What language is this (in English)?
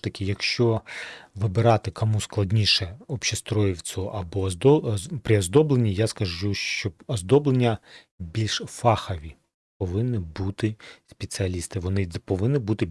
Ukrainian